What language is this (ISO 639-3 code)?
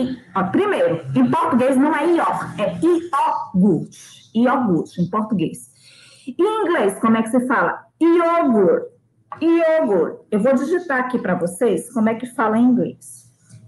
por